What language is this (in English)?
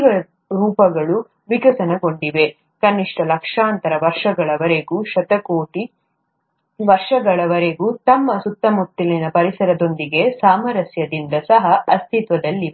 Kannada